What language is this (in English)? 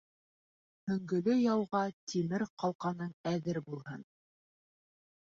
Bashkir